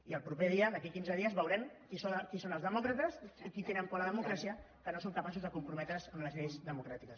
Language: Catalan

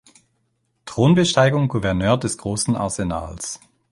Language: German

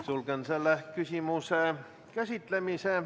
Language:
Estonian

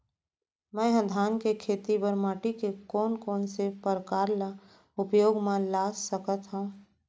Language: Chhattisgarhi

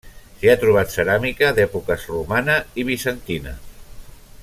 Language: Catalan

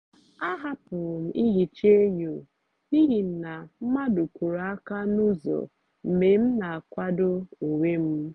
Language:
Igbo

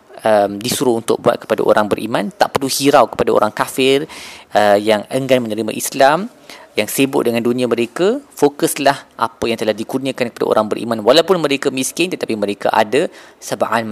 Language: Malay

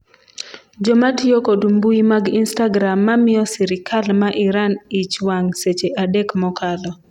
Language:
Luo (Kenya and Tanzania)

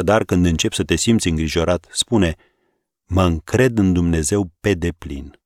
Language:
Romanian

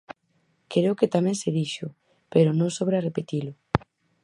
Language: Galician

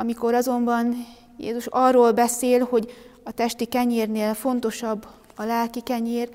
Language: Hungarian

